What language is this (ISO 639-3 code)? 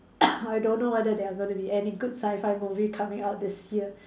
eng